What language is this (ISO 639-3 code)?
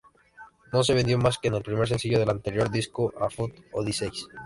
spa